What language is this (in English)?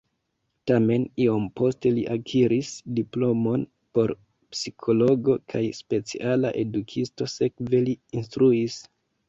Esperanto